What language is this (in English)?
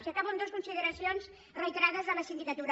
Catalan